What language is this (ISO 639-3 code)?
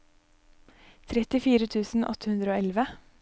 nor